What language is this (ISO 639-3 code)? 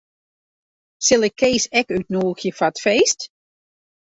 fry